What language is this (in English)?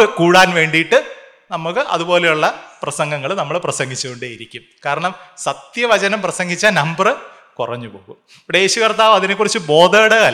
Malayalam